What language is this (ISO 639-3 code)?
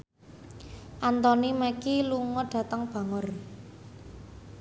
jav